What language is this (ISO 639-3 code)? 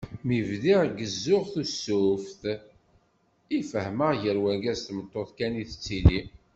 kab